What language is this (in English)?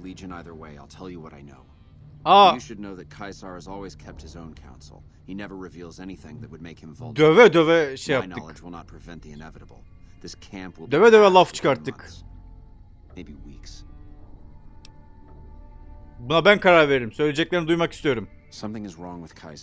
Turkish